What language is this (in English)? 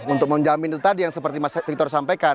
Indonesian